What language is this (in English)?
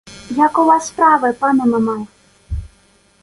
Ukrainian